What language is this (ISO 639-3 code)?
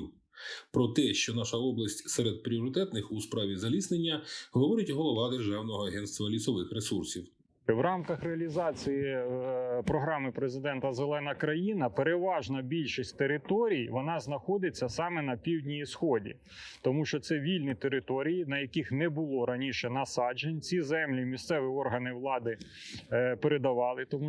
ukr